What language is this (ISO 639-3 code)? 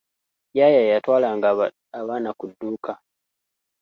lug